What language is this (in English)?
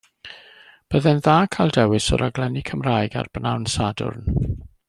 Welsh